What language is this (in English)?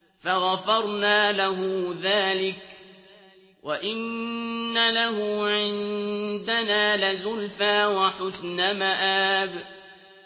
Arabic